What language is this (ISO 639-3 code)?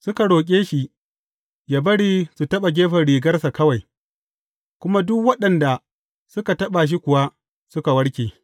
hau